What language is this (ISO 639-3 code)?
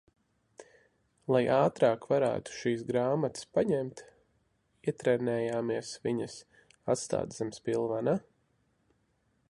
lav